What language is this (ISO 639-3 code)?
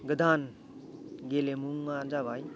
brx